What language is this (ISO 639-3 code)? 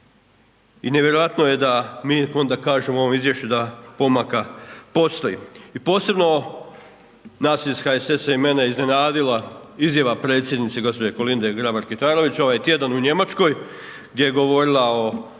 hrv